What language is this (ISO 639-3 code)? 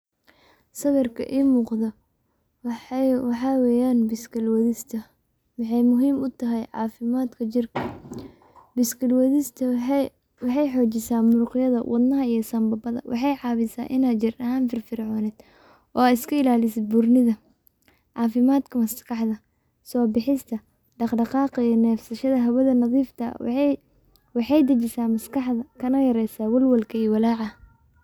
som